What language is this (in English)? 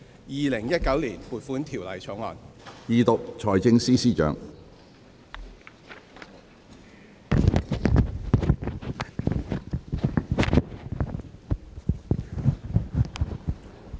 Cantonese